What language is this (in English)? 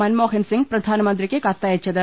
Malayalam